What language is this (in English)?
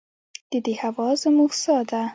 Pashto